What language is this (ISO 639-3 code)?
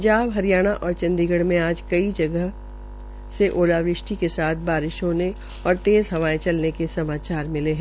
hin